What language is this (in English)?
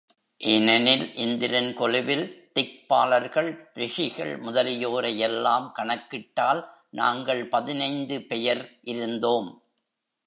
Tamil